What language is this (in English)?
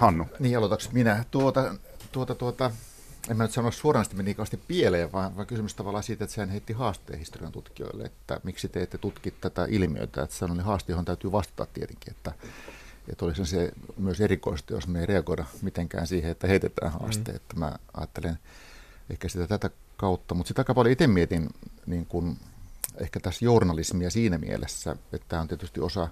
Finnish